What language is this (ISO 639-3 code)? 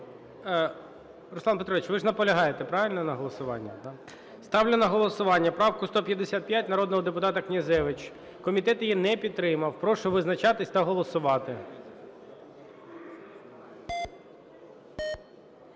ukr